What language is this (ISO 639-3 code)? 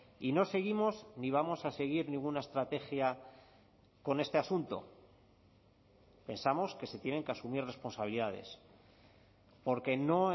spa